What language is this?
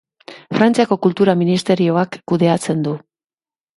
Basque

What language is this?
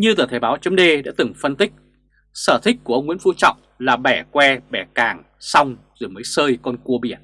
Vietnamese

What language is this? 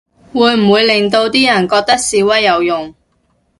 Cantonese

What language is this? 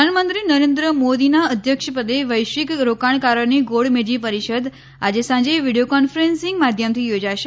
Gujarati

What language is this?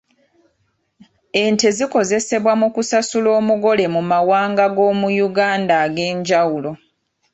Ganda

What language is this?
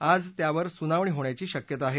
Marathi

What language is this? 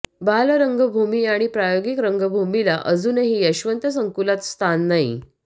Marathi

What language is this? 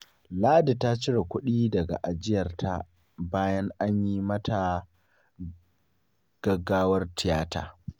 Hausa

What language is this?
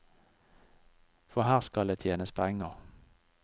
Norwegian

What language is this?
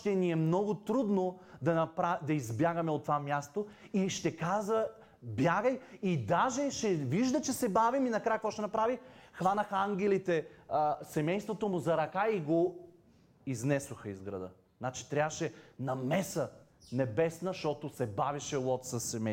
Bulgarian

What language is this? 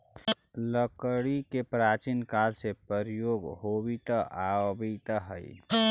Magahi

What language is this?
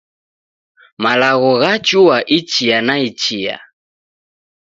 Taita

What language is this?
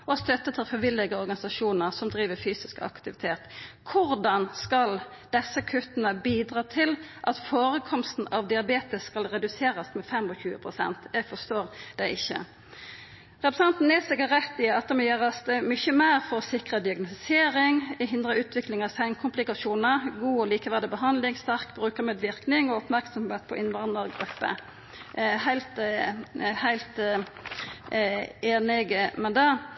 Norwegian Nynorsk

